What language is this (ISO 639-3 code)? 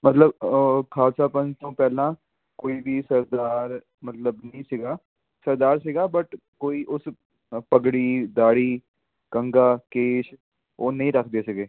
pan